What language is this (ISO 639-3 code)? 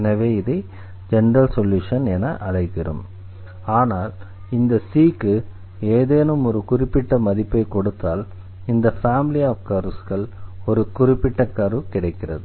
tam